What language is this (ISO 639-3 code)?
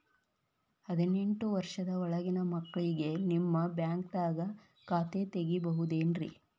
kan